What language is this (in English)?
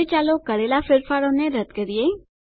Gujarati